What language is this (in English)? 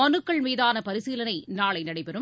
Tamil